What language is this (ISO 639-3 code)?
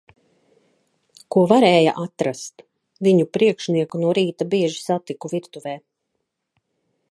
lav